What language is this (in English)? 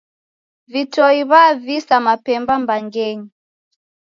Taita